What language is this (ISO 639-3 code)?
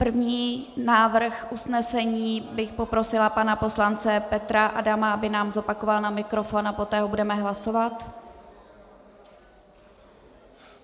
ces